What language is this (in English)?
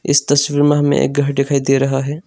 Hindi